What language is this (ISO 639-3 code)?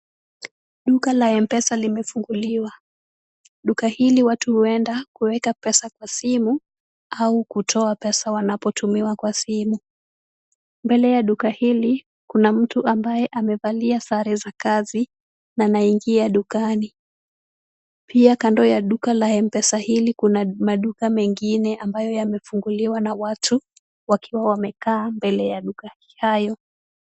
swa